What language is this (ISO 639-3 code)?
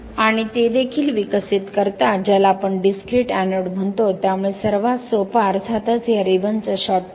mar